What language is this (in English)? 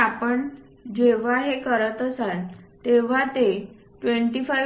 Marathi